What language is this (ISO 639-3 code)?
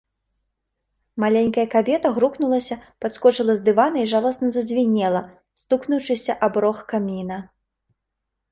bel